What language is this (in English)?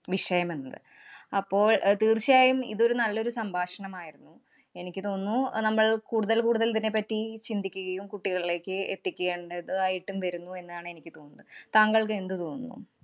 Malayalam